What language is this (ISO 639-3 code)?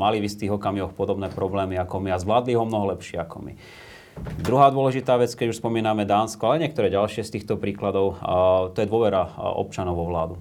slk